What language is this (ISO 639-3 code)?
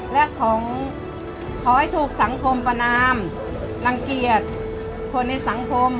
tha